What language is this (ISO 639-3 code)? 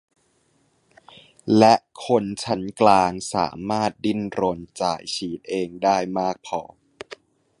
tha